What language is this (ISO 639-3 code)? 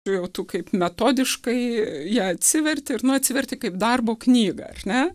lit